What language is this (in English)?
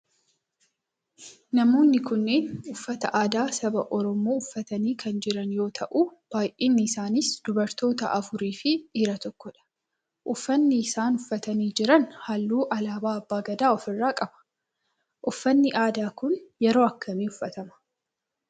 Oromo